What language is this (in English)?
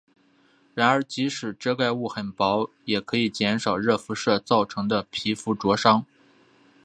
Chinese